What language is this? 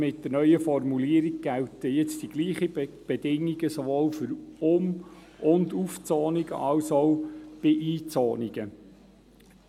Swiss German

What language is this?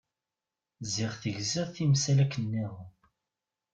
Kabyle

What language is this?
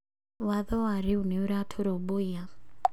Kikuyu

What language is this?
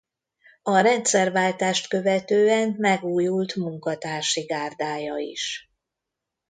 Hungarian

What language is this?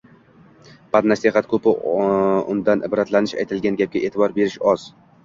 Uzbek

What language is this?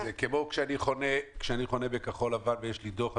Hebrew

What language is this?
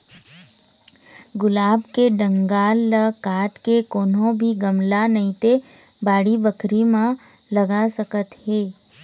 Chhattisgarhi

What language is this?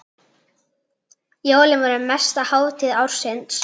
Icelandic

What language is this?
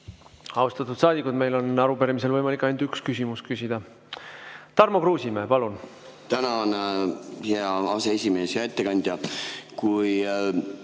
Estonian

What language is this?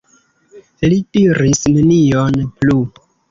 Esperanto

